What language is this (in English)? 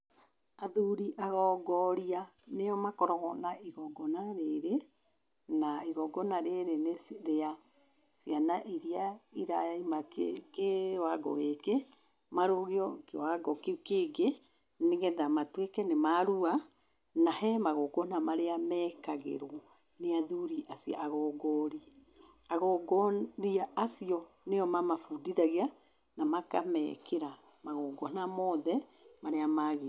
Kikuyu